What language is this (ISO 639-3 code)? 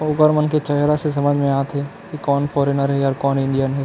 hne